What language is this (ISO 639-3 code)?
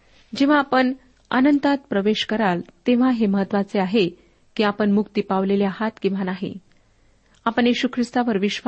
mar